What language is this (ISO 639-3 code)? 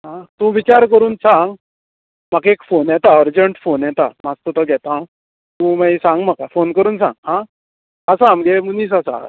kok